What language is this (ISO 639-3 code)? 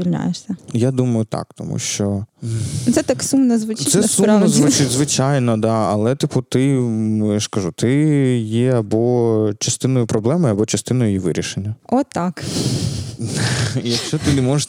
ukr